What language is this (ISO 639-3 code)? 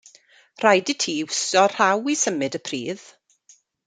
cym